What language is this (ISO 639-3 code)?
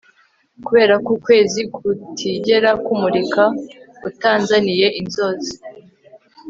kin